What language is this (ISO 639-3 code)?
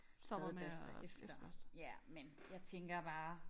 dan